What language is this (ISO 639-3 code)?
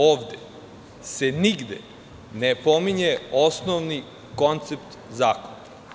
srp